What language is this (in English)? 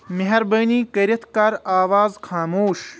Kashmiri